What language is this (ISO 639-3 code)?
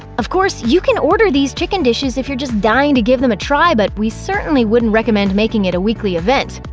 eng